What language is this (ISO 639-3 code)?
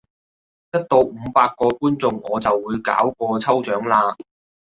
yue